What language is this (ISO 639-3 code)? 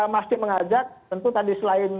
ind